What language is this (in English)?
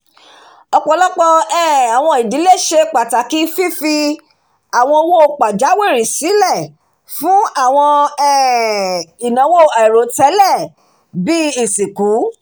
Yoruba